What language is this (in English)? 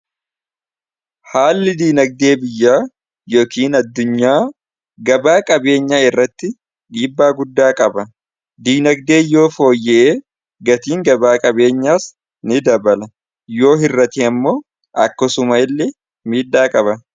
Oromo